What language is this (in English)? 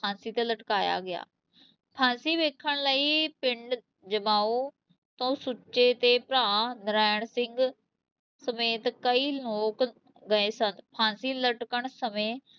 Punjabi